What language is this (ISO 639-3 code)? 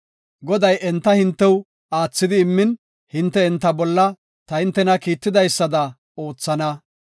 gof